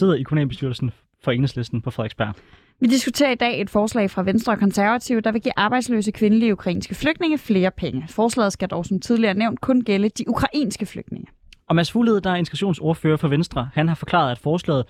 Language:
Danish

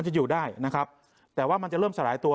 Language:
Thai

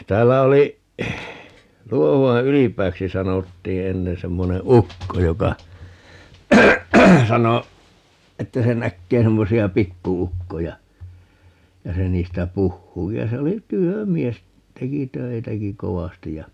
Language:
Finnish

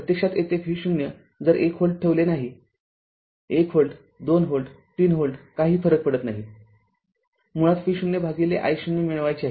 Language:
Marathi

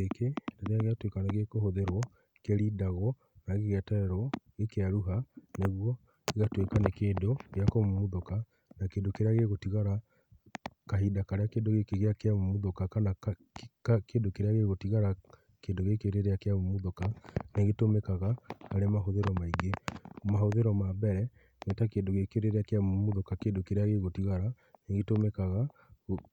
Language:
Kikuyu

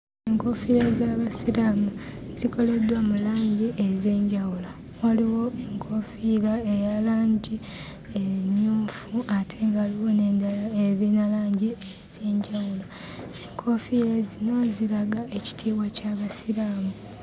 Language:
Ganda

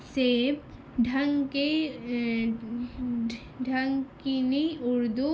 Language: Urdu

